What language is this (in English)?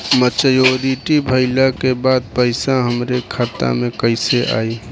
Bhojpuri